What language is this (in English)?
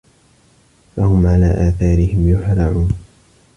Arabic